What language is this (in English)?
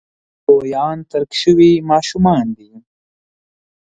Pashto